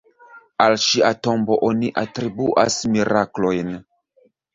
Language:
Esperanto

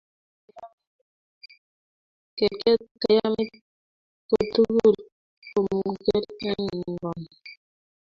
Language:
Kalenjin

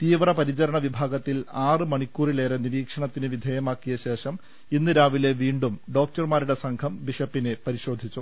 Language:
Malayalam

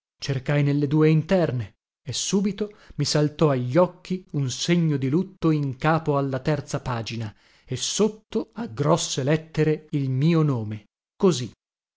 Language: Italian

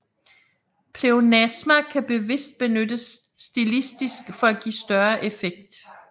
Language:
Danish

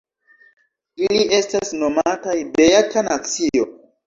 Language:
Esperanto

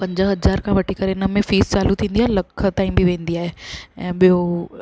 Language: Sindhi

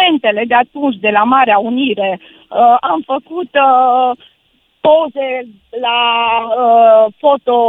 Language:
Romanian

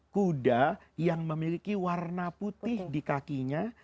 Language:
Indonesian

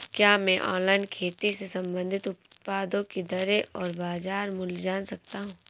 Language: Hindi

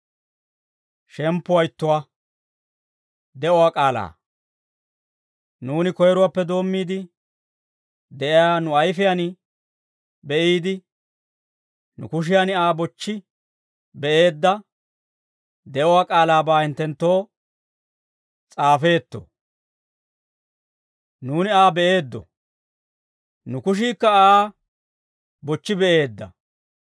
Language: Dawro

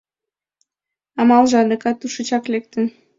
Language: Mari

